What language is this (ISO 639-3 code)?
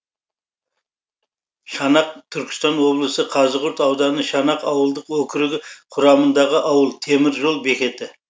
kaz